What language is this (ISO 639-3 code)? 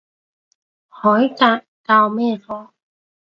yue